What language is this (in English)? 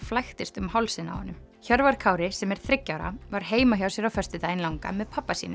Icelandic